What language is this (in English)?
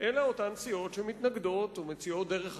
Hebrew